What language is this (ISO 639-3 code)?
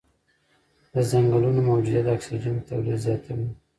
pus